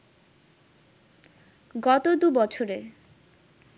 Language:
Bangla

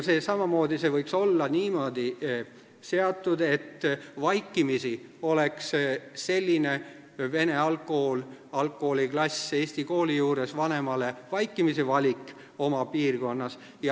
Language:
Estonian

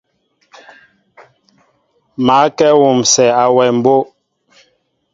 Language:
Mbo (Cameroon)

